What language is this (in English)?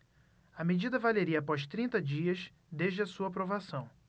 Portuguese